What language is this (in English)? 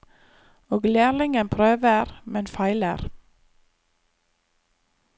Norwegian